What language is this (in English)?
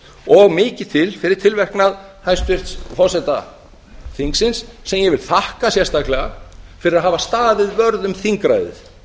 Icelandic